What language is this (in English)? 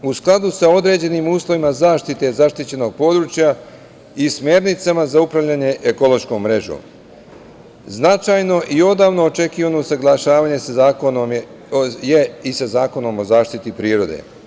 Serbian